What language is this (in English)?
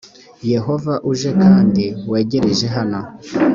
Kinyarwanda